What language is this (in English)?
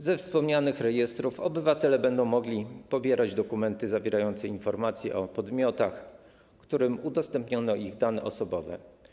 Polish